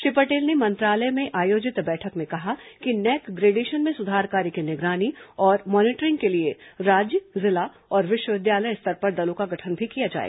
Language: Hindi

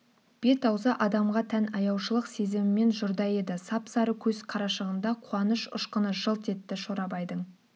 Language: Kazakh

